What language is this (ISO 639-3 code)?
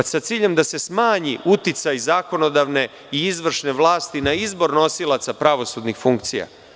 srp